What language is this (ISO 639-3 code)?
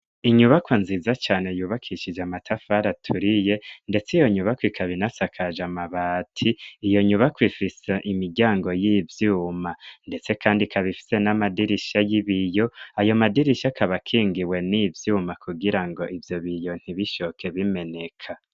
run